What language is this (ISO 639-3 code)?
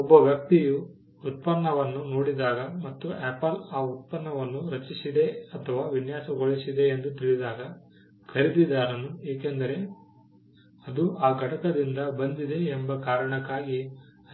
kan